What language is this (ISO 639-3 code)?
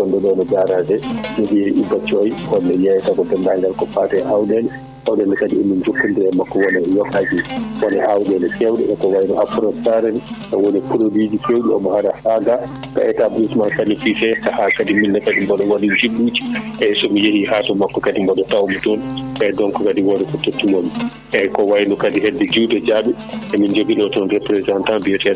ful